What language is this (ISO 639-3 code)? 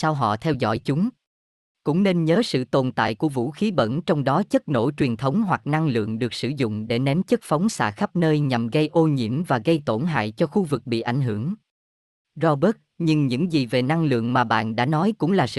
vie